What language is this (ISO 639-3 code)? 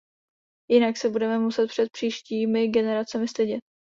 ces